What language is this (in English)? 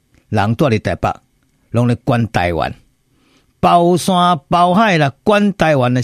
Chinese